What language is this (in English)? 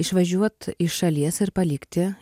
Lithuanian